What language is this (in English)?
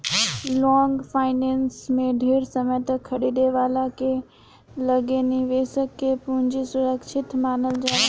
Bhojpuri